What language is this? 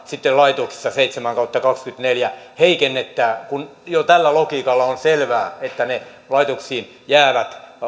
Finnish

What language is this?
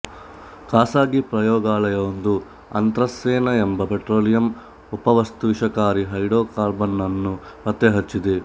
Kannada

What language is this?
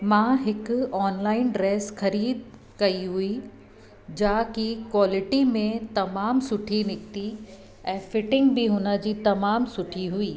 Sindhi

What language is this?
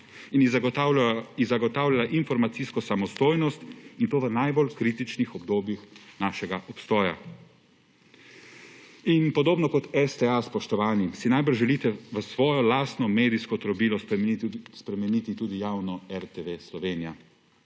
Slovenian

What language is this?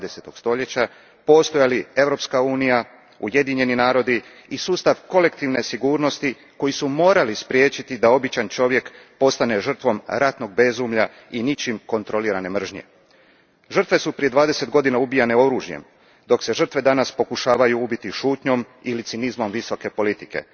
Croatian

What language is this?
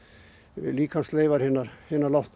Icelandic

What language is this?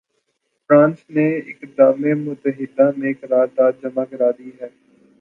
Urdu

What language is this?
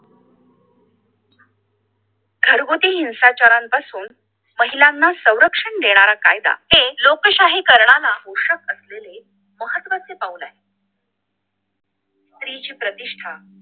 Marathi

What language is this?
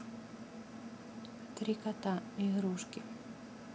Russian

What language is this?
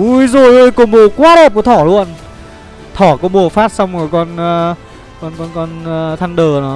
Vietnamese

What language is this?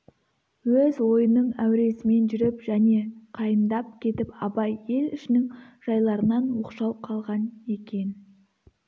Kazakh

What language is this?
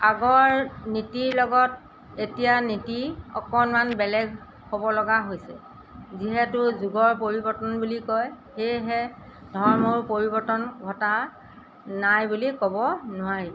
Assamese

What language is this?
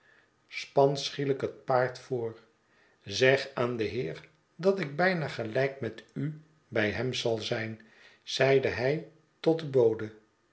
Dutch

